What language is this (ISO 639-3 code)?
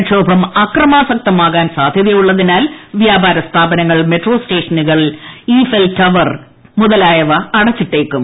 mal